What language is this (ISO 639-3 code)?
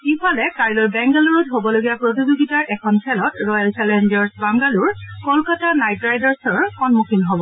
asm